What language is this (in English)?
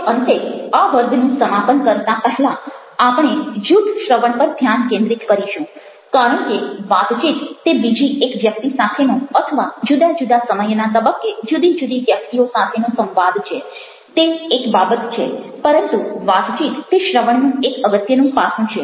Gujarati